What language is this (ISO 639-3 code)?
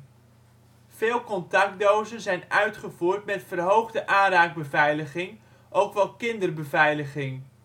nld